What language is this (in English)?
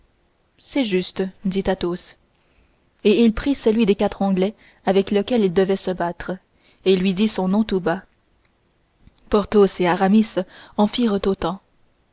French